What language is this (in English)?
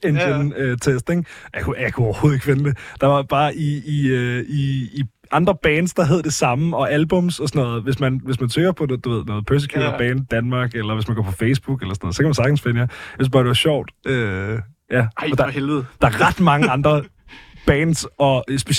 Danish